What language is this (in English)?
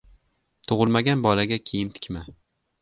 Uzbek